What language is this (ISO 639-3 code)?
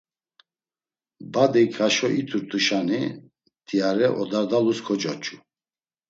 lzz